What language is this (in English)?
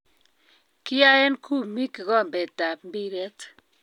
Kalenjin